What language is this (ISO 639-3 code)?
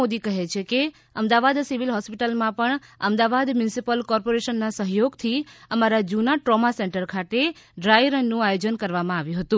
guj